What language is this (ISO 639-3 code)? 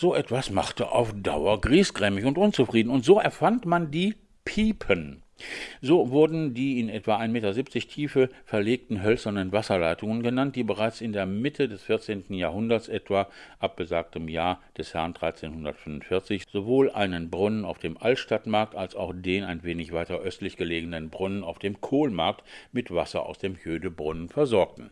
deu